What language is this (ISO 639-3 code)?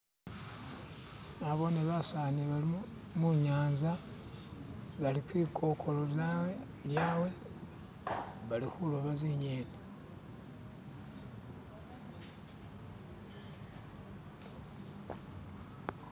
myx